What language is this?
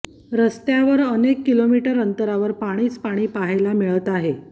Marathi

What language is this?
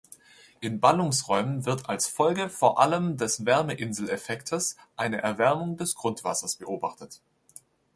German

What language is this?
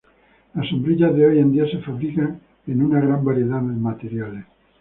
Spanish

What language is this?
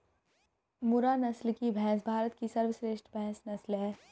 Hindi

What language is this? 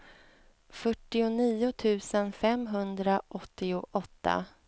Swedish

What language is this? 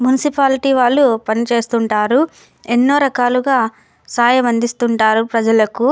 Telugu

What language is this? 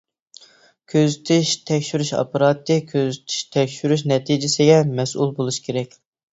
Uyghur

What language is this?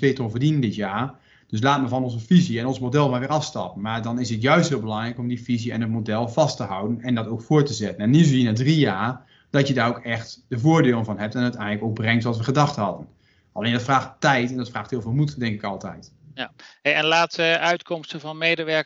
Dutch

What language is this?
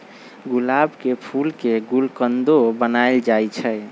Magahi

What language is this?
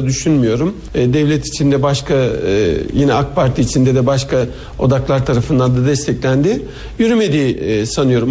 Turkish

